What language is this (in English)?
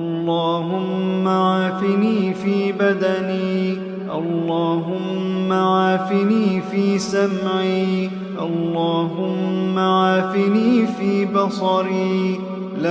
Arabic